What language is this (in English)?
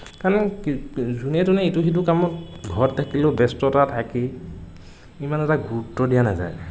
Assamese